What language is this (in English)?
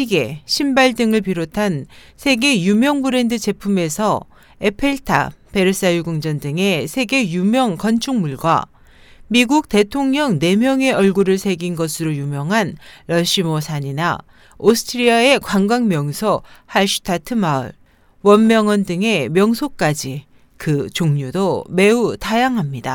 Korean